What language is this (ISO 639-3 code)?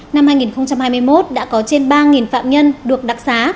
vie